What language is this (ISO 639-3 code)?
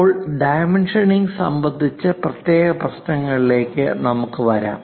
mal